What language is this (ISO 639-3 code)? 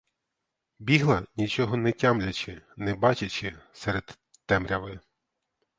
ukr